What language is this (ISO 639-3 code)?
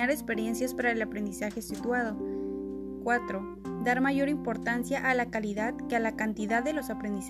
spa